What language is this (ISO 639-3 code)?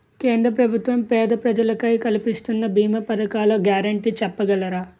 tel